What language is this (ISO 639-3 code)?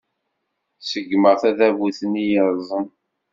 kab